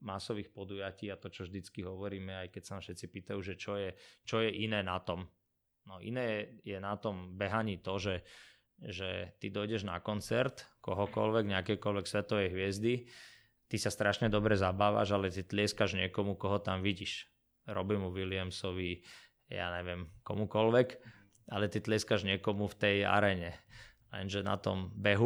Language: Slovak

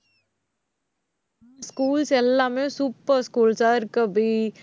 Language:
Tamil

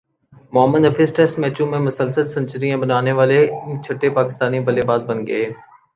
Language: Urdu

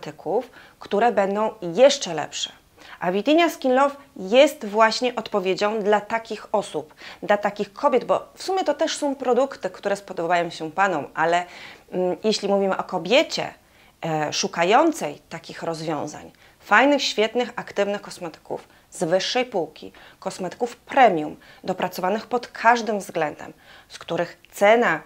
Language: Polish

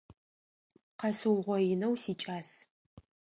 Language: Adyghe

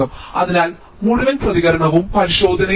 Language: Malayalam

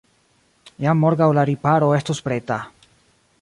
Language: Esperanto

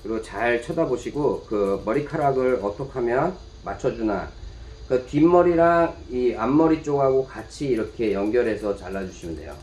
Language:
Korean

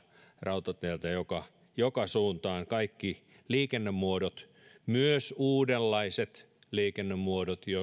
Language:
Finnish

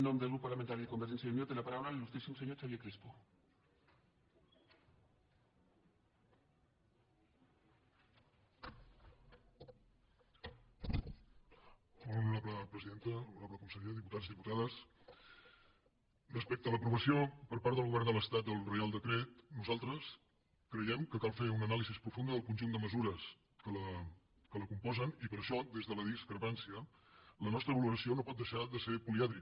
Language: Catalan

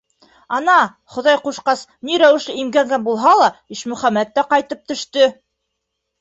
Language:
Bashkir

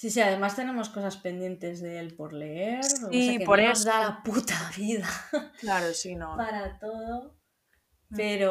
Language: Spanish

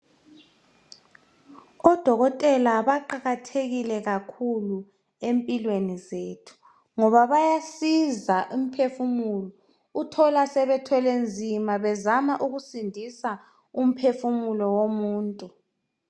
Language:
North Ndebele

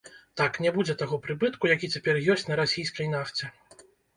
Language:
Belarusian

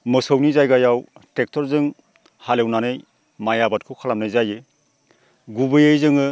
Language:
Bodo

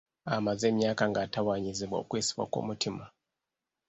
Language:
Ganda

